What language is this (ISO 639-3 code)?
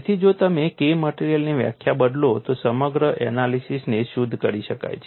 guj